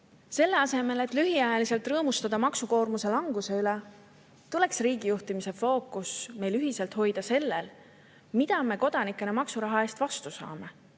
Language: Estonian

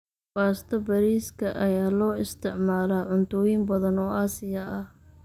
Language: Somali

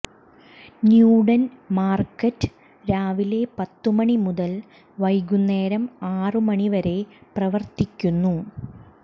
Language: Malayalam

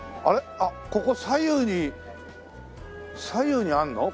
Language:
Japanese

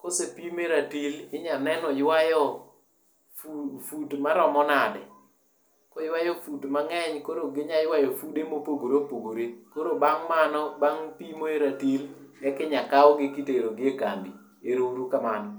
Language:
Luo (Kenya and Tanzania)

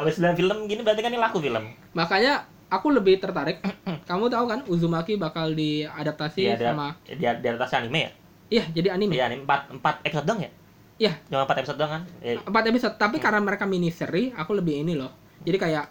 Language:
Indonesian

